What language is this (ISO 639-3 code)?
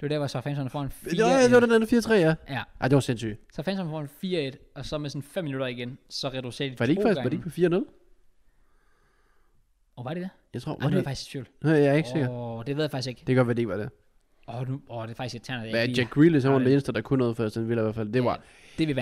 dan